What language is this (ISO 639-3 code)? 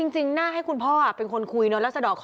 tha